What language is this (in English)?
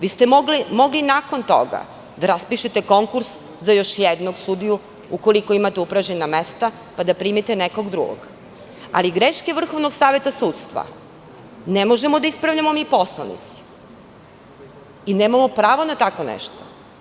Serbian